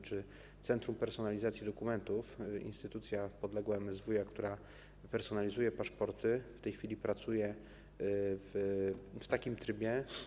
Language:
Polish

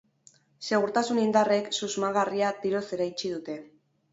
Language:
Basque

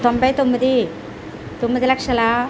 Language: Telugu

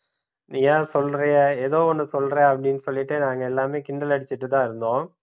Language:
Tamil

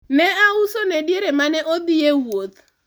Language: Luo (Kenya and Tanzania)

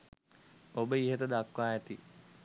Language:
Sinhala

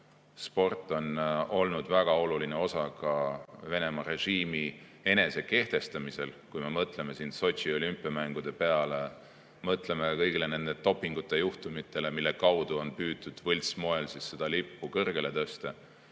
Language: Estonian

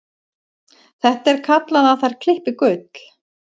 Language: Icelandic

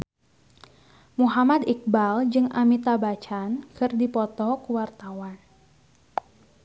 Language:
Sundanese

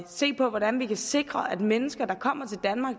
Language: Danish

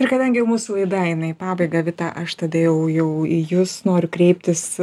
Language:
Lithuanian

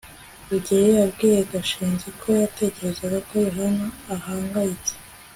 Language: Kinyarwanda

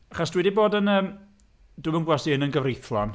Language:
Welsh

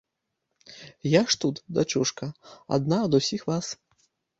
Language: Belarusian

